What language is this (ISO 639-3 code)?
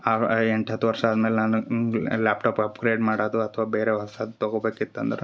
kan